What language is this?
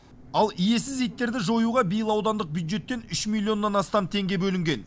Kazakh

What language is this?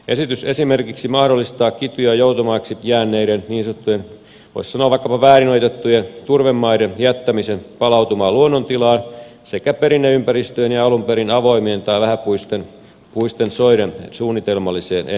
Finnish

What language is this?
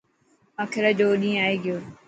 Dhatki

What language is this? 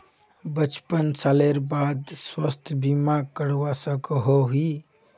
Magahi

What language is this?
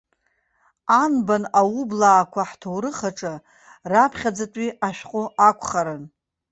Abkhazian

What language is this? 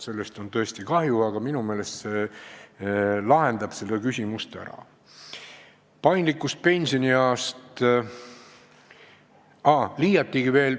Estonian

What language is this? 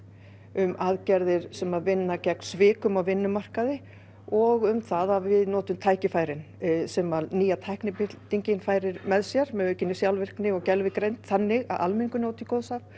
Icelandic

